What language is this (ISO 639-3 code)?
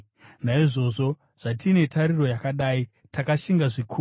sna